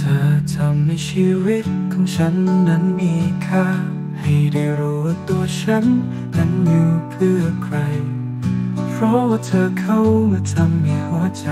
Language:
Thai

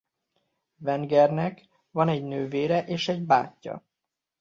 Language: Hungarian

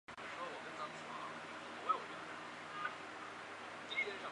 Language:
Chinese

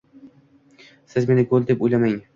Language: Uzbek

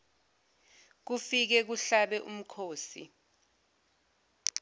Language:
Zulu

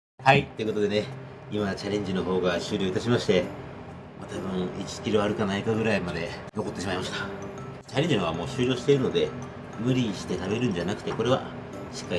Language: Japanese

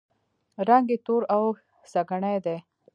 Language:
Pashto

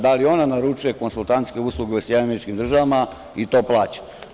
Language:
Serbian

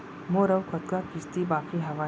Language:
Chhattisgarhi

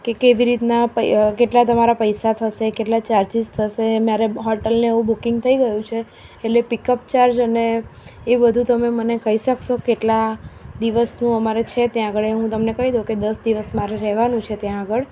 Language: Gujarati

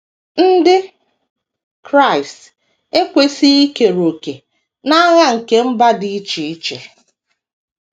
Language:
Igbo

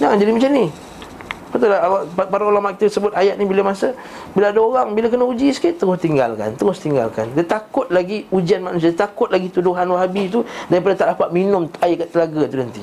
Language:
Malay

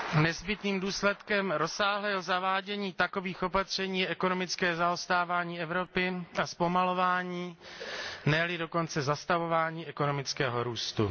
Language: Czech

